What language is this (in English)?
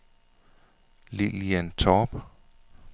Danish